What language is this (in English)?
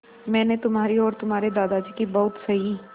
Hindi